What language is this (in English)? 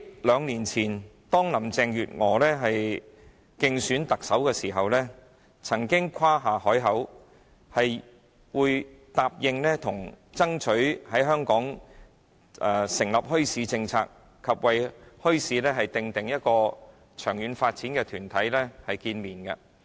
Cantonese